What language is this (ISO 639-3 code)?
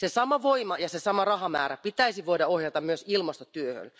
fin